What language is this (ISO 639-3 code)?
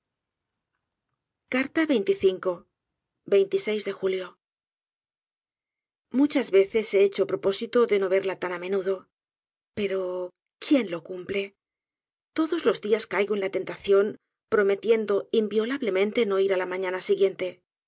spa